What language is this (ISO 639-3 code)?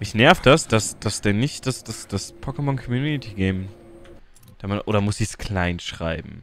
deu